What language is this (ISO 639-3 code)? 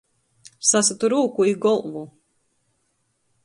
ltg